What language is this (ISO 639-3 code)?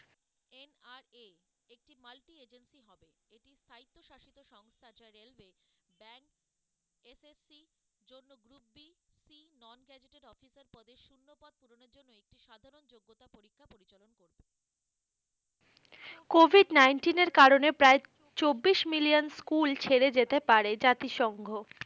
ben